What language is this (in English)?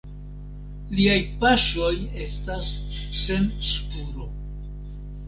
Esperanto